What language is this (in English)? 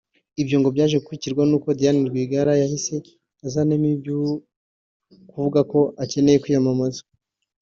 Kinyarwanda